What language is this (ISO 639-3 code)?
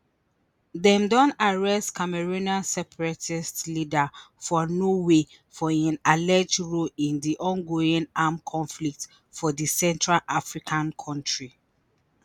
pcm